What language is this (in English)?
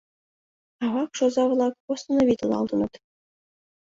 Mari